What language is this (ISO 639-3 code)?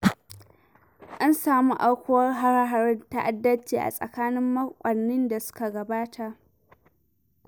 hau